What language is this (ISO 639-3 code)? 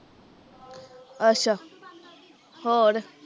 pan